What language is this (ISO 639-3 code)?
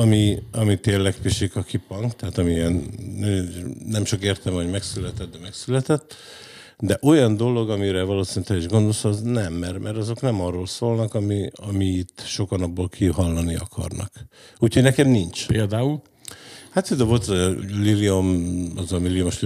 hun